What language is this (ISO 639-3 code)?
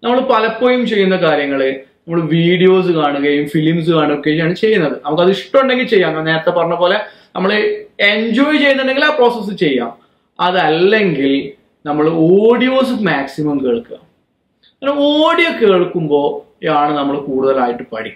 eng